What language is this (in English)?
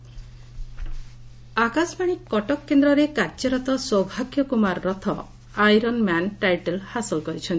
Odia